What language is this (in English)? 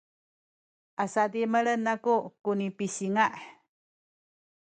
Sakizaya